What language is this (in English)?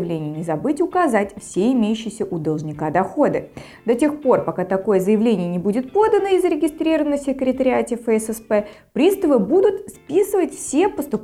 Russian